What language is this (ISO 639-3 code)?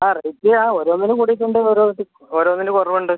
mal